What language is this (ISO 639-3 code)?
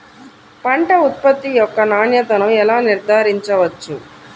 tel